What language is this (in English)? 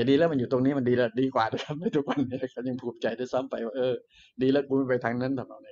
Thai